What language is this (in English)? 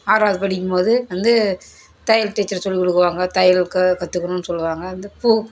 Tamil